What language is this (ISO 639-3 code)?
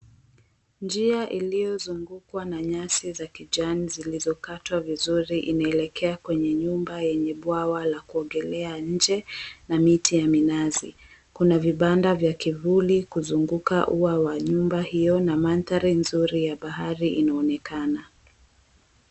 swa